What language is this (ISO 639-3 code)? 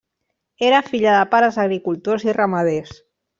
cat